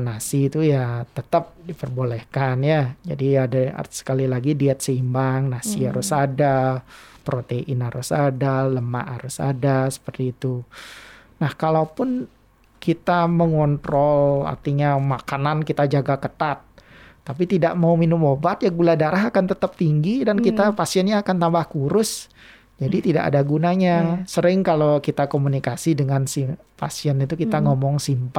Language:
Indonesian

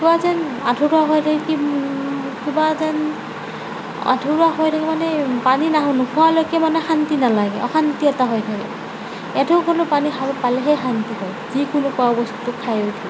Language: Assamese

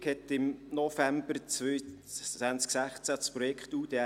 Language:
Swiss German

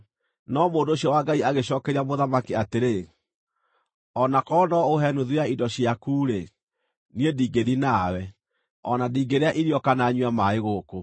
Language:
Kikuyu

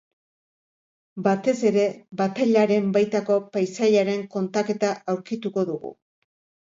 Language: Basque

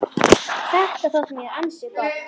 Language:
Icelandic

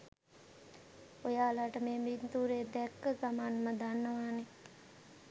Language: Sinhala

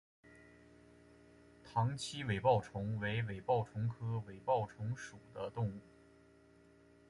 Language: Chinese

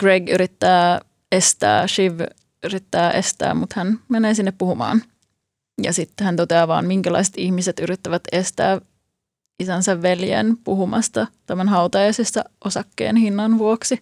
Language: Finnish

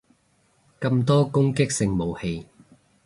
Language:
Cantonese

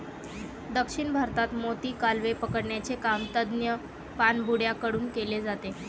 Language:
Marathi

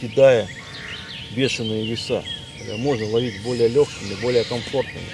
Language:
Russian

